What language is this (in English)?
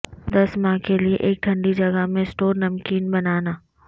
Urdu